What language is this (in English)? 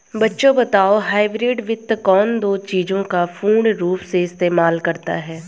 Hindi